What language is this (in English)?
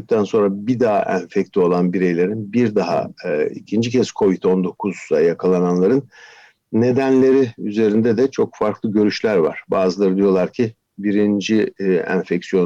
Turkish